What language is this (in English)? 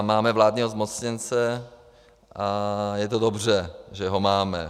Czech